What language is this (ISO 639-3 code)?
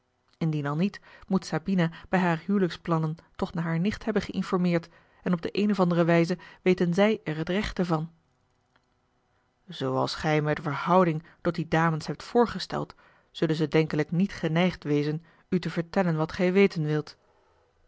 nld